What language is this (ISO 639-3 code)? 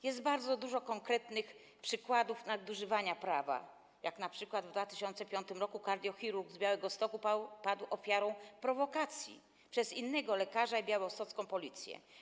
pol